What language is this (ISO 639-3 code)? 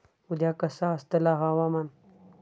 mar